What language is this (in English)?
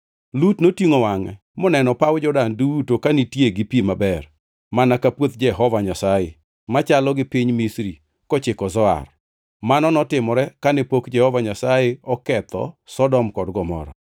Luo (Kenya and Tanzania)